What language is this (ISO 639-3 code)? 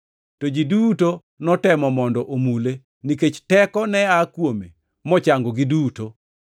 luo